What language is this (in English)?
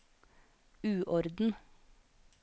Norwegian